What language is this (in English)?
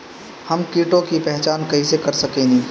Bhojpuri